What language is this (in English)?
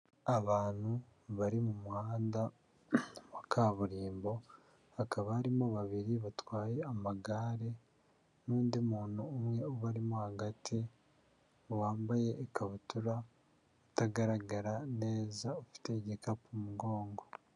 Kinyarwanda